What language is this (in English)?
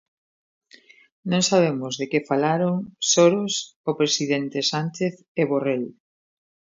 Galician